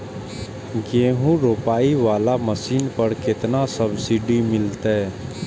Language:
Maithili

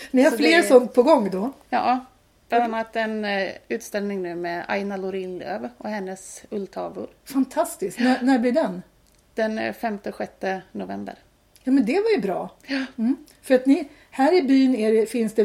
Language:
Swedish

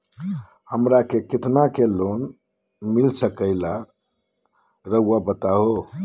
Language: Magahi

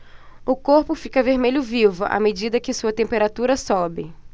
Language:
Portuguese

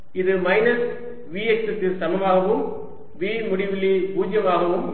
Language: Tamil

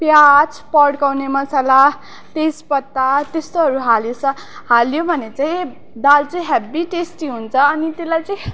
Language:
Nepali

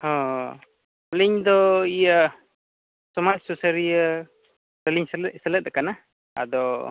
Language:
Santali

